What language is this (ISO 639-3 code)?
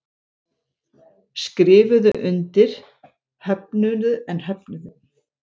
isl